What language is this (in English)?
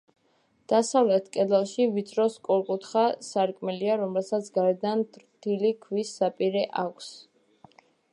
Georgian